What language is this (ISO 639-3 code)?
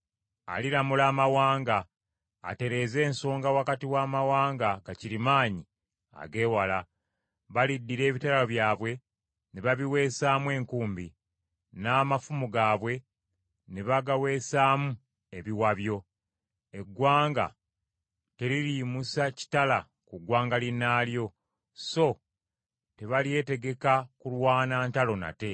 lug